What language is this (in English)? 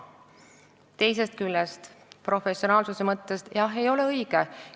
Estonian